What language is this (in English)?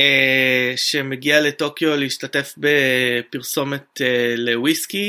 Hebrew